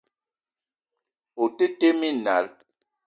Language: Eton (Cameroon)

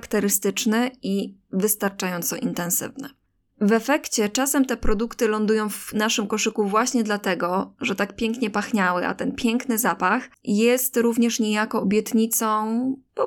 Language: Polish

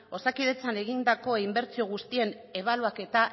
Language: Basque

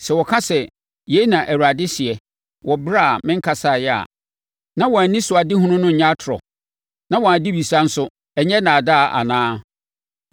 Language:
Akan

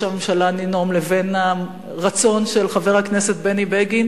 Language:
Hebrew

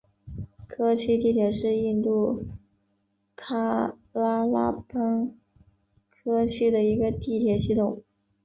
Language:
Chinese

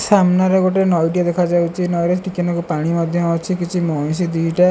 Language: Odia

